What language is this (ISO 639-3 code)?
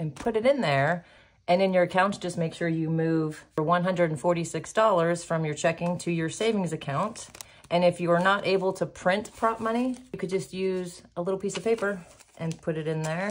eng